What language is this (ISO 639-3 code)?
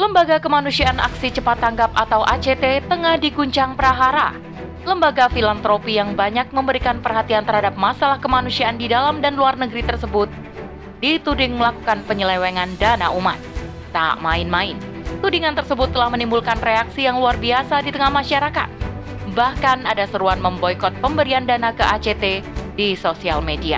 ind